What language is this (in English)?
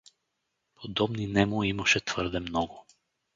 Bulgarian